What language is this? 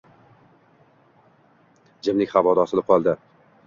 Uzbek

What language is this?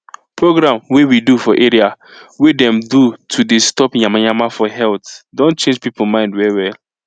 Nigerian Pidgin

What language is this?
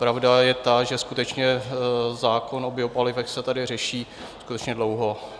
Czech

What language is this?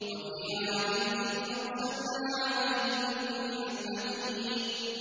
Arabic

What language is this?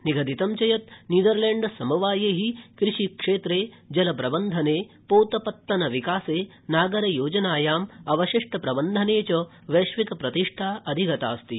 Sanskrit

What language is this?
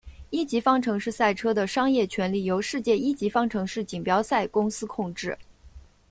Chinese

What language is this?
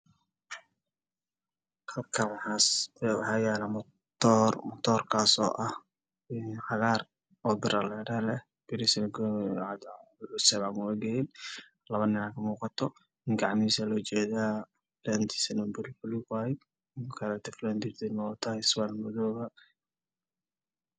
Somali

